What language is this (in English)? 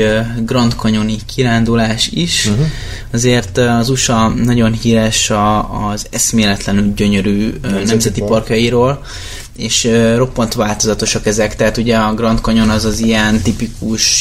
Hungarian